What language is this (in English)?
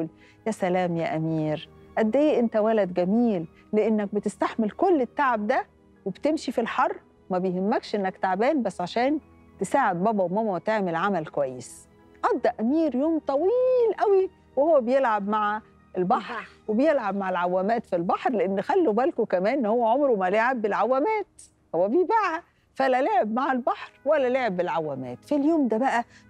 Arabic